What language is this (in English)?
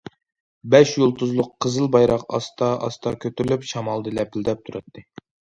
Uyghur